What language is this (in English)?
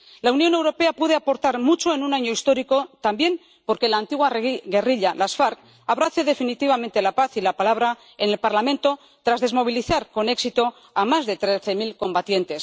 Spanish